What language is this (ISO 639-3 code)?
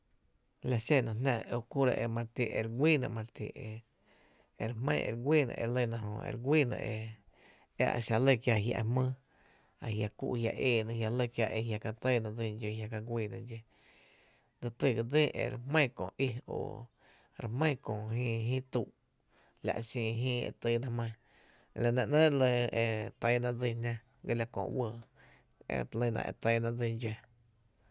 cte